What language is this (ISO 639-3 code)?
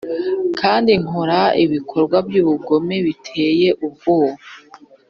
kin